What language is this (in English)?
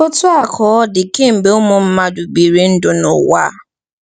Igbo